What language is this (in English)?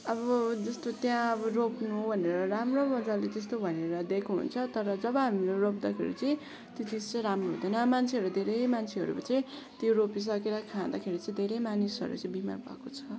Nepali